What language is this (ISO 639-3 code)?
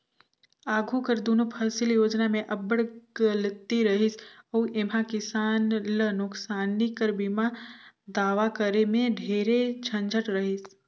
hne